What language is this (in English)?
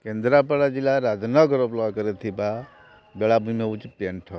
Odia